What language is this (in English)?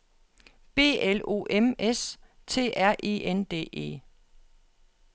Danish